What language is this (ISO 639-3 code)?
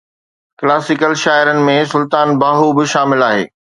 snd